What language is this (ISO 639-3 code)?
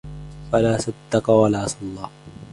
ara